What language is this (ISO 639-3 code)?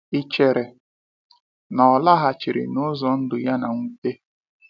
ibo